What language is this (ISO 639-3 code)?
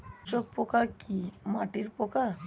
ben